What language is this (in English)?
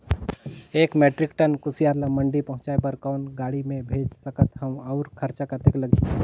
Chhattisgarhi